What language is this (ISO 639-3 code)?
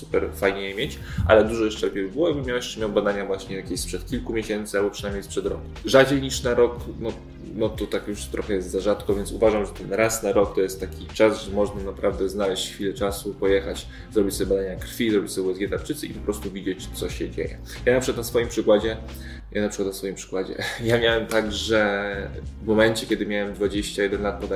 pol